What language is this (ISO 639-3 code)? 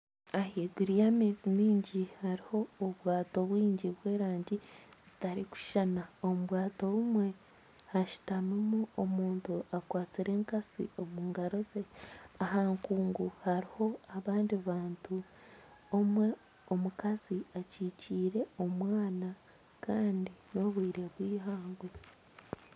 nyn